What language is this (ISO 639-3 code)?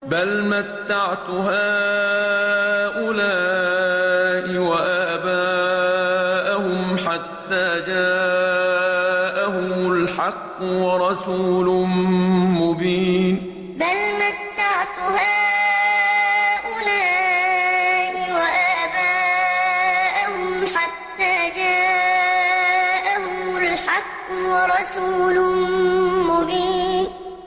ara